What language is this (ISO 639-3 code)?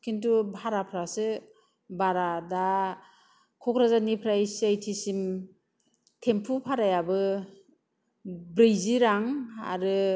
brx